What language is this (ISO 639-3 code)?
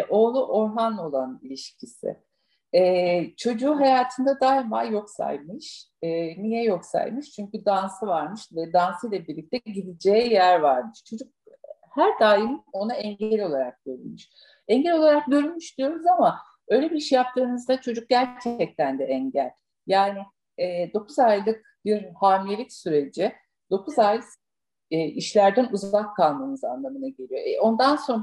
tur